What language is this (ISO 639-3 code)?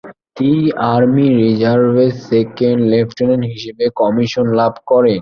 ben